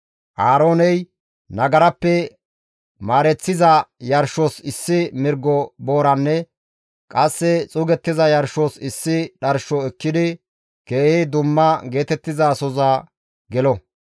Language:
Gamo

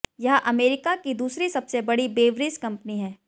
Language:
Hindi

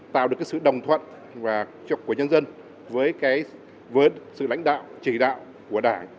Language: Vietnamese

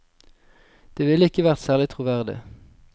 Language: Norwegian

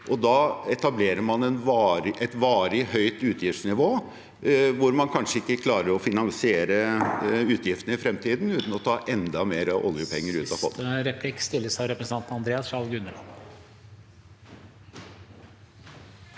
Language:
Norwegian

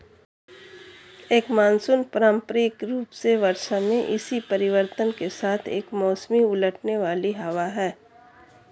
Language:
Hindi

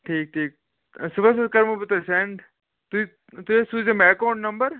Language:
Kashmiri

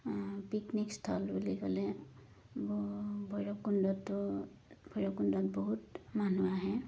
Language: Assamese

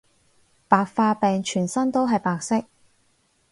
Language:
Cantonese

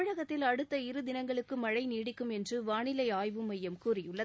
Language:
Tamil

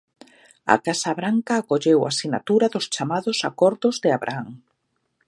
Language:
Galician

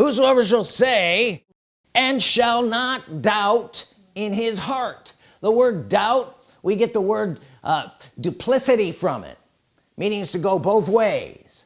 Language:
English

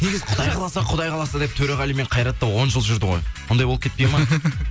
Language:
Kazakh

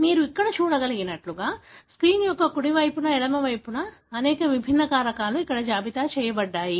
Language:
Telugu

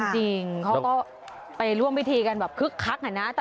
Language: Thai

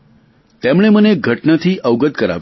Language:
Gujarati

